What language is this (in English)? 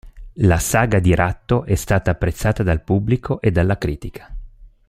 Italian